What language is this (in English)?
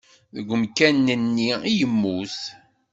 Kabyle